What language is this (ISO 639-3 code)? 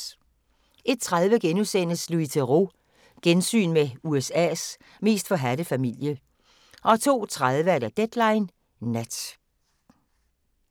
dan